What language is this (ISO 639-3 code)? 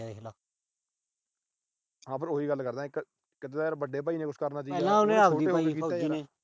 pan